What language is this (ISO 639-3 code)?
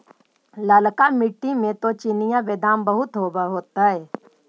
mag